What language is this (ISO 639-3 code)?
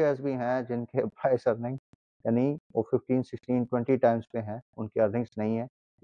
urd